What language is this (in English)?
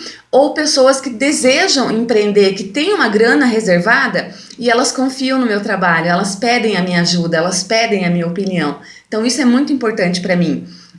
Portuguese